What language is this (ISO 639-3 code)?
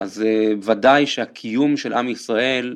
heb